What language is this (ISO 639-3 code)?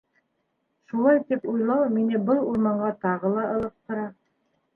bak